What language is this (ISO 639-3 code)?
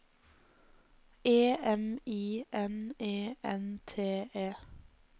nor